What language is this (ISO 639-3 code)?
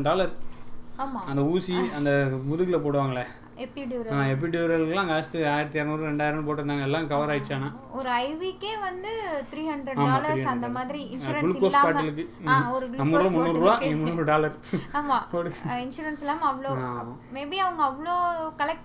tam